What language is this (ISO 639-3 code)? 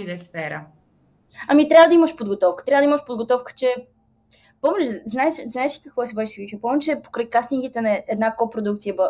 bul